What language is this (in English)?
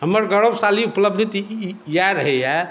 Maithili